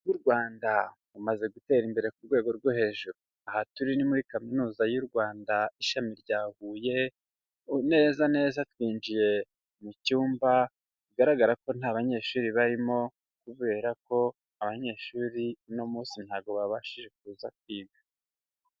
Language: Kinyarwanda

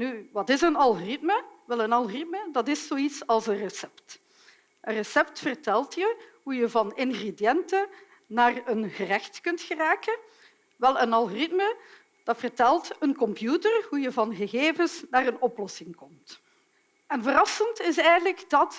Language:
Dutch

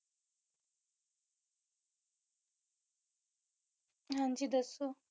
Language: Punjabi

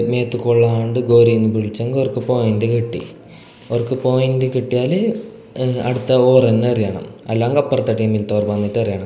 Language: Malayalam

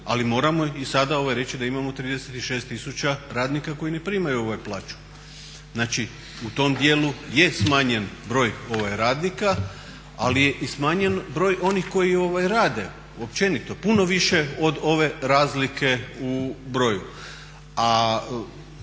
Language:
Croatian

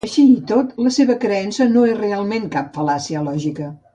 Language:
Catalan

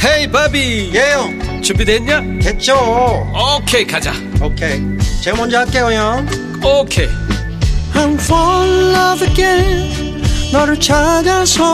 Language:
Korean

